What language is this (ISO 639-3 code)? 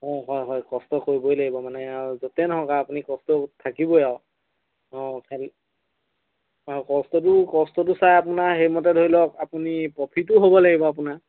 asm